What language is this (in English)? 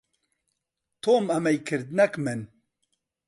Central Kurdish